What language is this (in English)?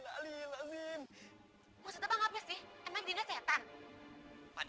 Indonesian